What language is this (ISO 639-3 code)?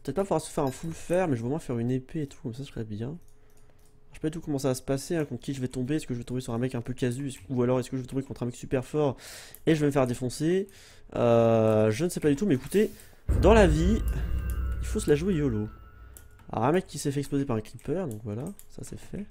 fra